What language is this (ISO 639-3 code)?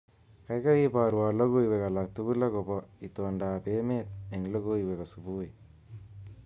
kln